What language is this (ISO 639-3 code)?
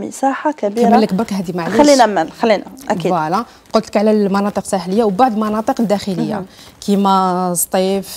ara